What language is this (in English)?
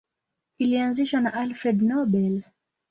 Swahili